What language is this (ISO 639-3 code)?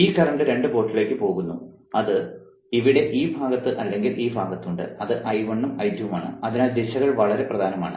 mal